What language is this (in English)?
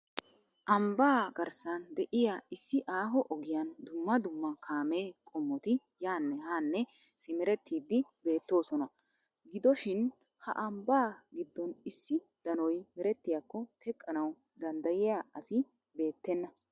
Wolaytta